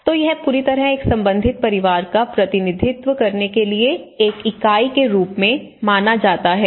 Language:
Hindi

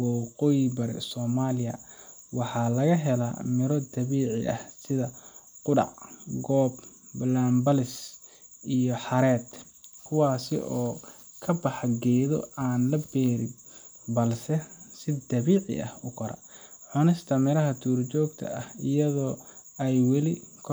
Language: Somali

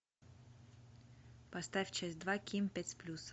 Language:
Russian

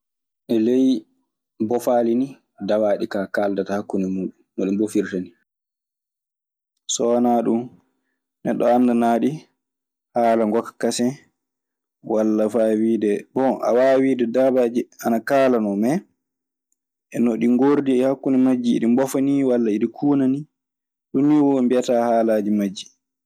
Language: Maasina Fulfulde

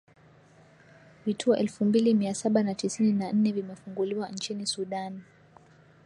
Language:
Swahili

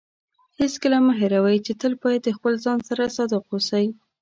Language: Pashto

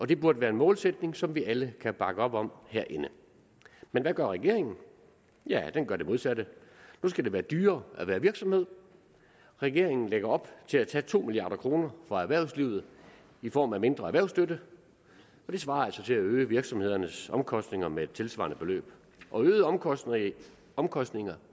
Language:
Danish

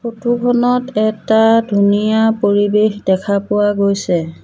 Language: Assamese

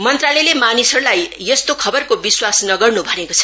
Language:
Nepali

